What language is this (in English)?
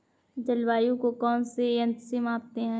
Hindi